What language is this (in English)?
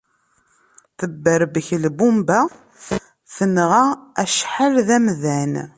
Kabyle